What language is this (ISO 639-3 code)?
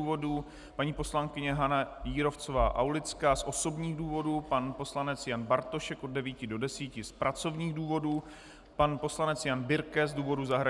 ces